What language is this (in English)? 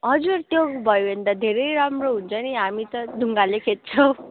Nepali